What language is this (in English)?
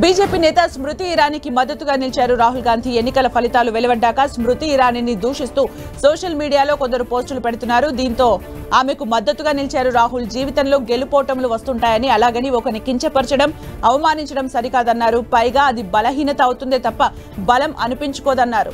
Telugu